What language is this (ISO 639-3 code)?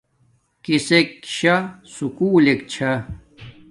dmk